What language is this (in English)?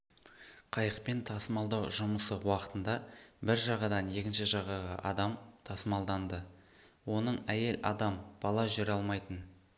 Kazakh